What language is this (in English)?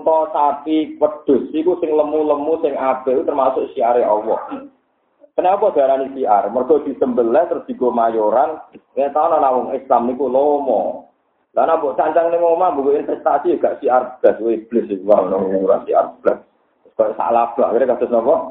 Indonesian